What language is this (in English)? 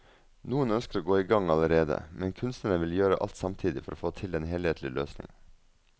Norwegian